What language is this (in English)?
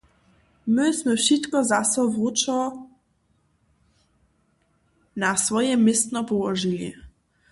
Upper Sorbian